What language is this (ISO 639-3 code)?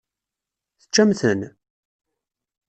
kab